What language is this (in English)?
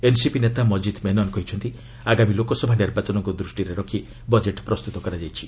Odia